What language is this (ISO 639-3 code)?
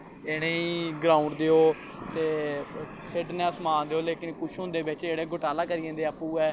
doi